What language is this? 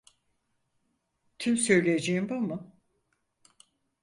Turkish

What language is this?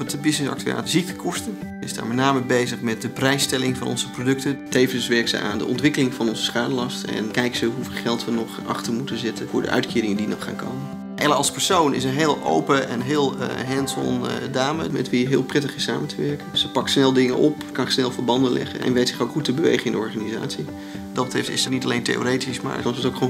Dutch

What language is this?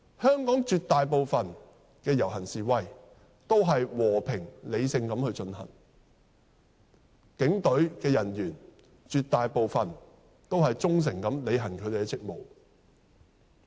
Cantonese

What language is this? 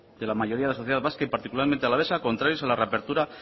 Spanish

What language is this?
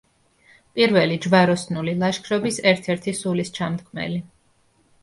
Georgian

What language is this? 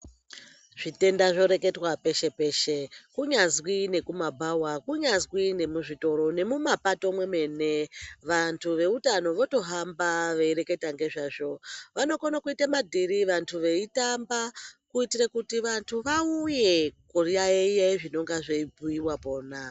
Ndau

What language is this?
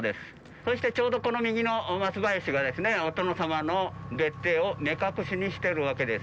Japanese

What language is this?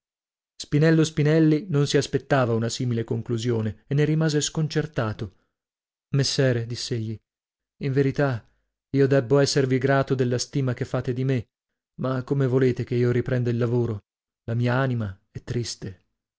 Italian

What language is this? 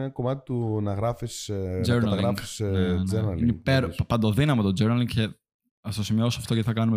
Greek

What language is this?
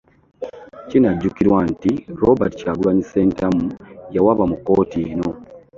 Ganda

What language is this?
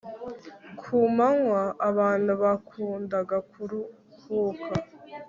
Kinyarwanda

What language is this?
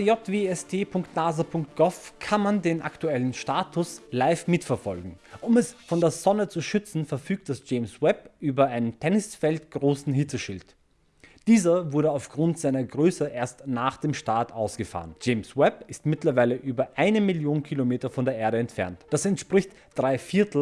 German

